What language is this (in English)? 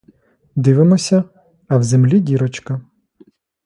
Ukrainian